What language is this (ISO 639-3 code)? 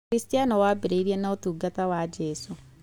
kik